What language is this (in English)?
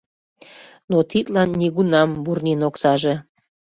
Mari